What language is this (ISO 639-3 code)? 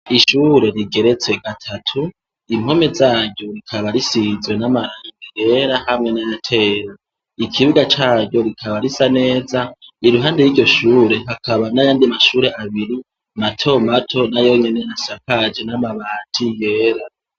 run